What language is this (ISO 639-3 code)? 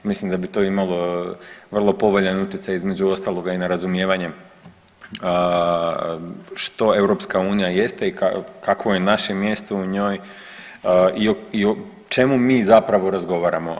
hrv